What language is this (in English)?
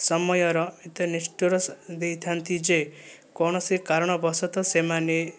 Odia